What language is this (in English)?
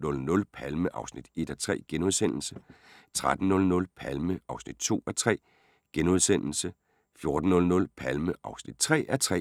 Danish